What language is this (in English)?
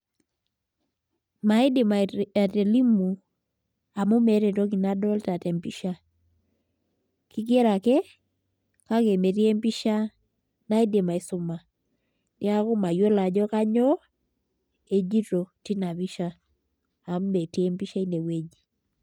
Masai